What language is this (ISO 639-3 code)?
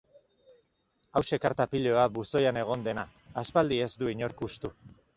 eus